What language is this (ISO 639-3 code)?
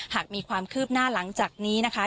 tha